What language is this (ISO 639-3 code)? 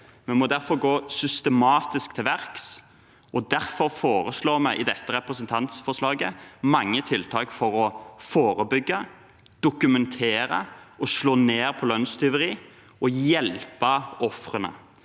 nor